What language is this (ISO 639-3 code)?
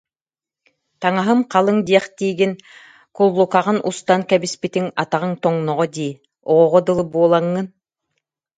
sah